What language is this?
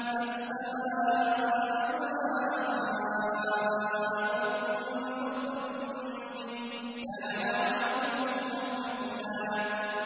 Arabic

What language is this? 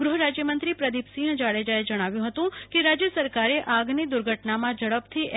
Gujarati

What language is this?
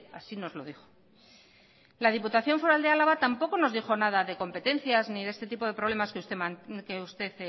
Spanish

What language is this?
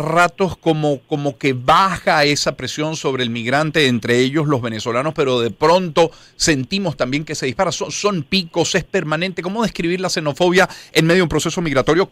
Spanish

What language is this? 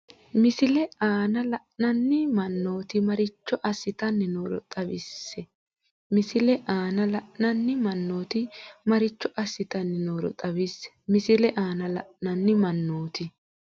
Sidamo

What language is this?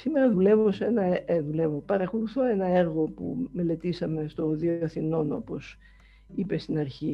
Greek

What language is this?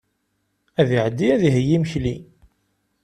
Kabyle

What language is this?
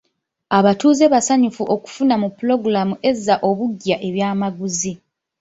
Ganda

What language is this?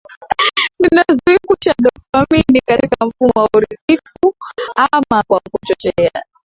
Swahili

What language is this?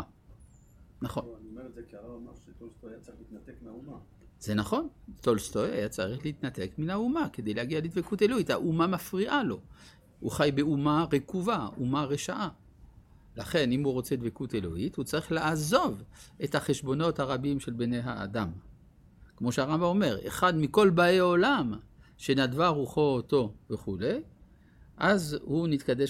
Hebrew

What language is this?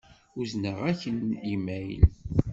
Kabyle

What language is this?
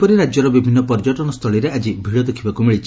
Odia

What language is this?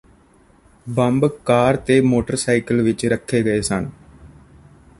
Punjabi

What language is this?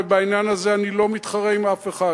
Hebrew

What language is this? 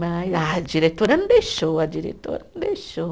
Portuguese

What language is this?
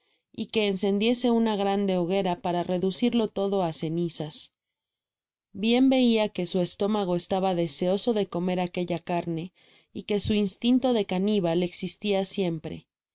Spanish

